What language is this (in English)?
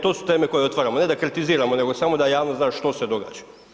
Croatian